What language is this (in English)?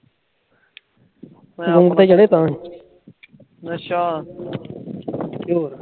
Punjabi